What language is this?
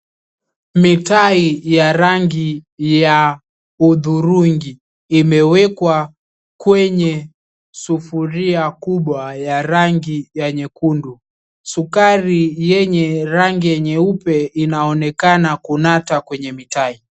Swahili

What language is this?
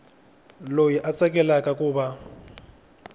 Tsonga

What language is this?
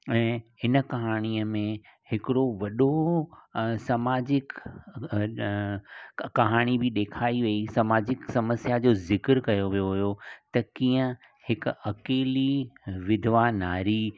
Sindhi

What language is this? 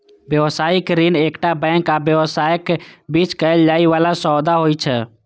Maithili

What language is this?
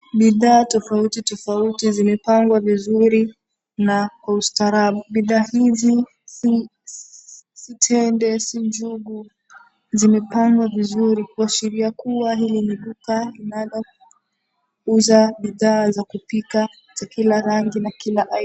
Swahili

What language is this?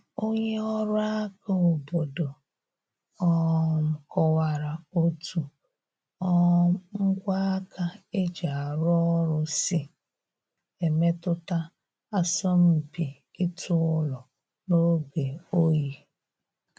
Igbo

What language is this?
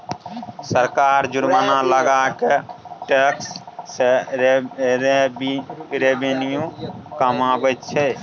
Maithili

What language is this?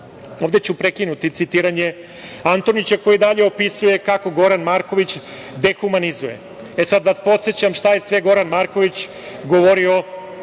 Serbian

